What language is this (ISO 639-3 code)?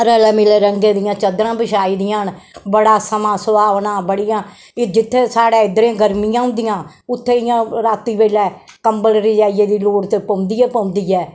doi